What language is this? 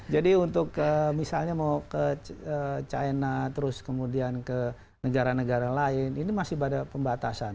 Indonesian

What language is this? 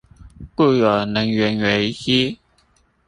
Chinese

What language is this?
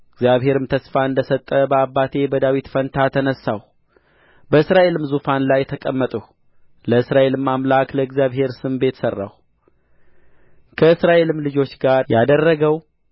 Amharic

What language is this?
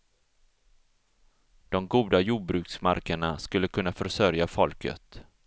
Swedish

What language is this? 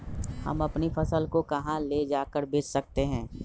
Magahi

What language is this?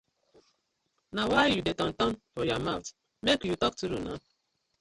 Nigerian Pidgin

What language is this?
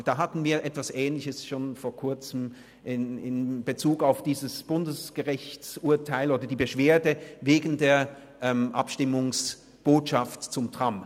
Swiss German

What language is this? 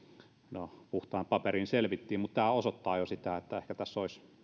Finnish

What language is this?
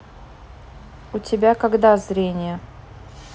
Russian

